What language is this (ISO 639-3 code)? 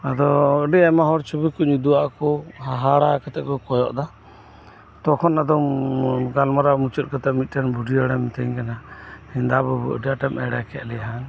sat